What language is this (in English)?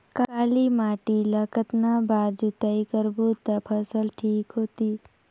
Chhattisgarhi